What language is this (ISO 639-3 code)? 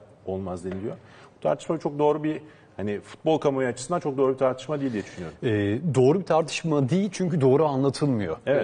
tur